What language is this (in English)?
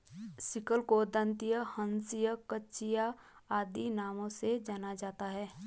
Hindi